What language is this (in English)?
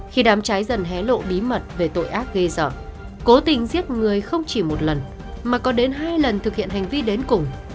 Vietnamese